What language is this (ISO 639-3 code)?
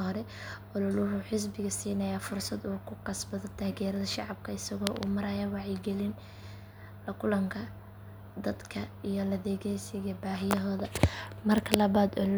som